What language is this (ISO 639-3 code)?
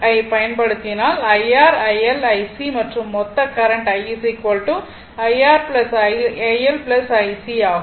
tam